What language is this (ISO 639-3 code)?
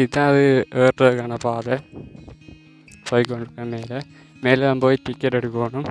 tam